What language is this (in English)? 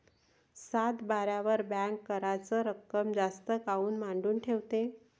Marathi